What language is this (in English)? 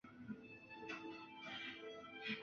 Chinese